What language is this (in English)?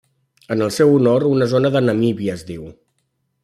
Catalan